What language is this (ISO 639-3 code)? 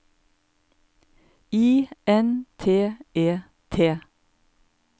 nor